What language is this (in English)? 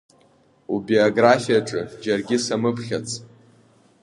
Abkhazian